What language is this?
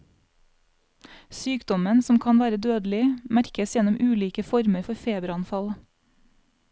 Norwegian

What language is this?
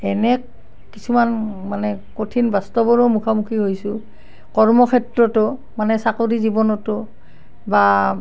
Assamese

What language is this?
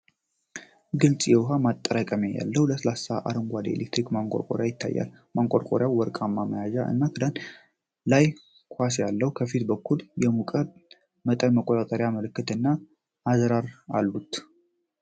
Amharic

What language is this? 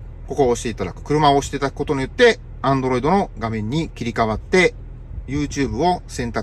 Japanese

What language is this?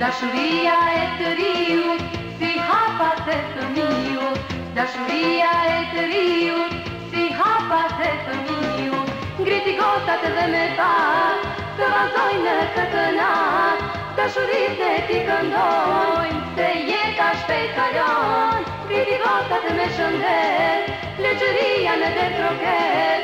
Romanian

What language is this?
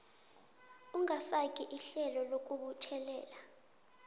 South Ndebele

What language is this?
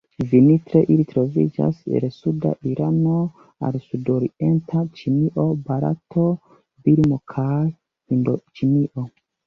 Esperanto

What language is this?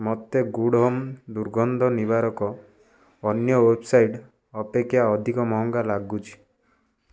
Odia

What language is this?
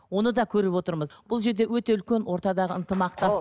Kazakh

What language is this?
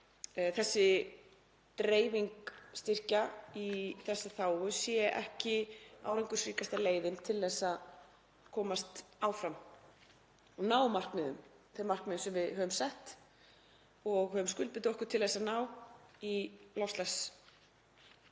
Icelandic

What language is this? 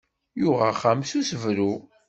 Kabyle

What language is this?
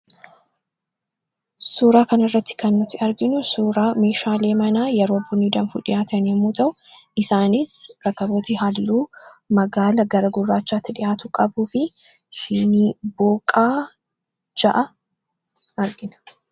Oromo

